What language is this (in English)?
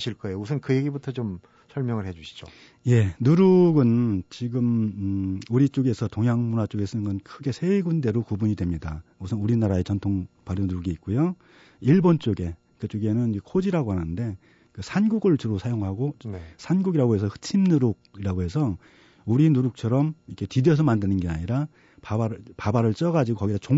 Korean